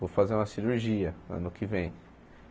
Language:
Portuguese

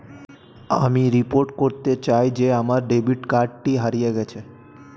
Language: Bangla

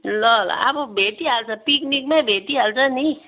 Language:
Nepali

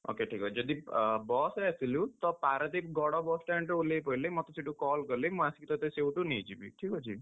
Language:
Odia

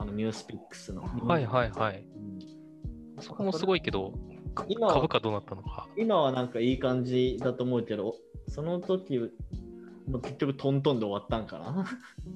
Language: Japanese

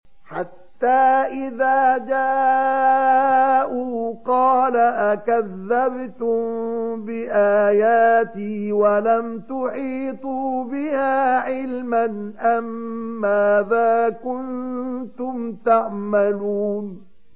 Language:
Arabic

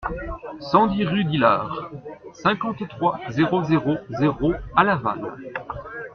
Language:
French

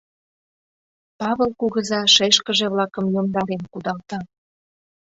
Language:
Mari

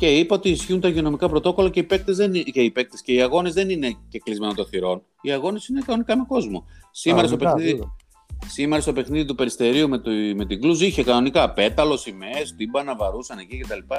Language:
Greek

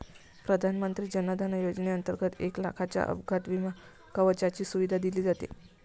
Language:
Marathi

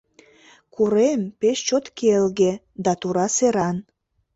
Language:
Mari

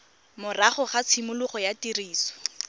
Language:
Tswana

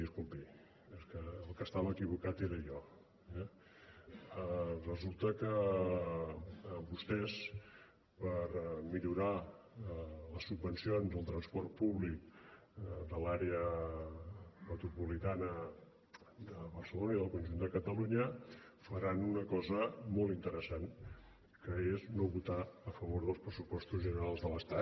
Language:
Catalan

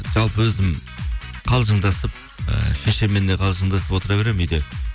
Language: Kazakh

